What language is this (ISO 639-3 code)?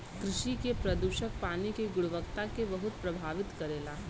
bho